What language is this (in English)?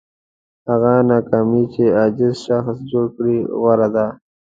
Pashto